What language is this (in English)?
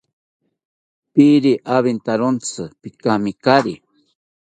South Ucayali Ashéninka